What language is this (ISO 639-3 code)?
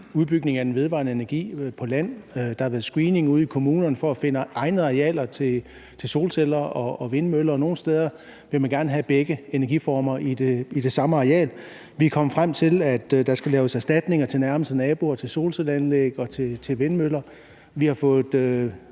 dan